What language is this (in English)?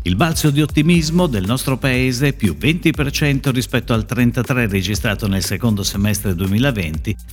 Italian